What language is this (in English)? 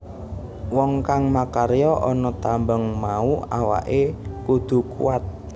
Javanese